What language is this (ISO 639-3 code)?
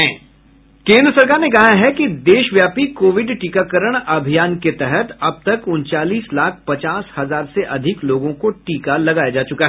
hin